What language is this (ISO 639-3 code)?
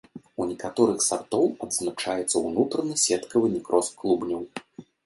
bel